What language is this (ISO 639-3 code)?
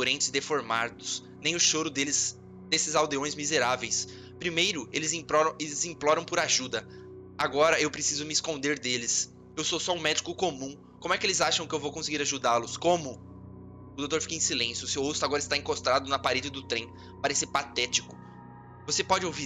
por